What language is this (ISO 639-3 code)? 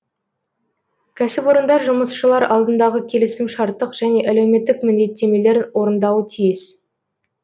kaz